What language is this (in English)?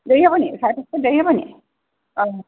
Assamese